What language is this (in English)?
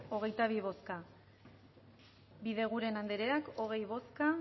Basque